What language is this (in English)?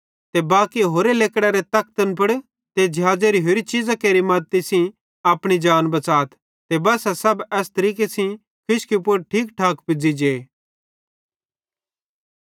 Bhadrawahi